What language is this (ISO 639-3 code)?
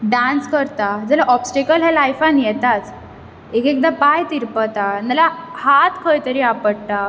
kok